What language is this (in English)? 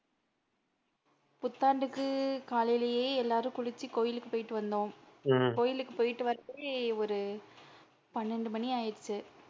Tamil